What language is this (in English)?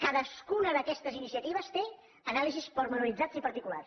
Catalan